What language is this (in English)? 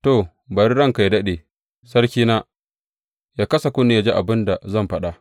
Hausa